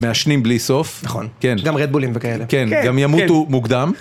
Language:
Hebrew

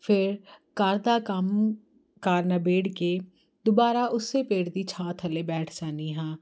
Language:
Punjabi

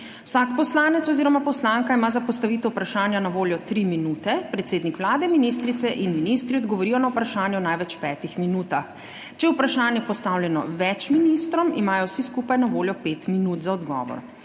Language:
Slovenian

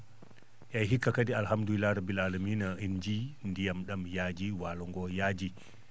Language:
Fula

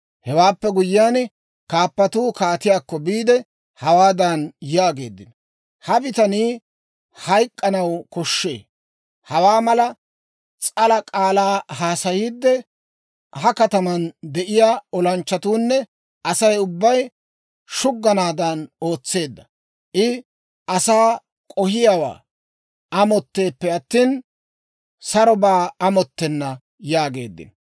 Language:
Dawro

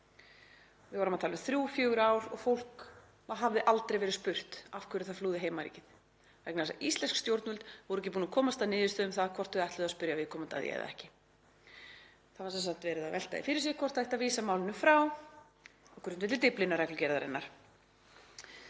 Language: Icelandic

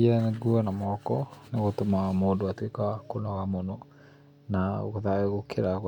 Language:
Kikuyu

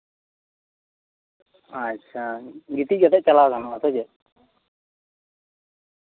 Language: Santali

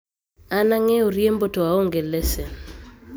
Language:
Luo (Kenya and Tanzania)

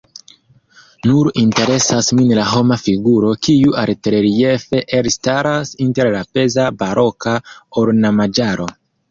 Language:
Esperanto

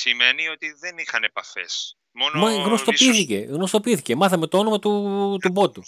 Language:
Greek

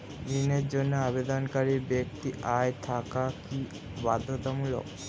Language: Bangla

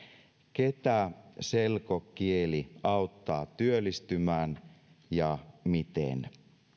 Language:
Finnish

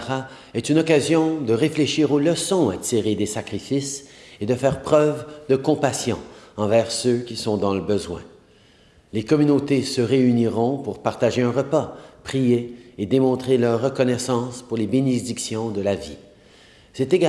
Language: French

